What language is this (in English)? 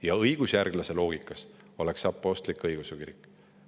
Estonian